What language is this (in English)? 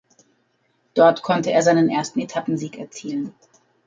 German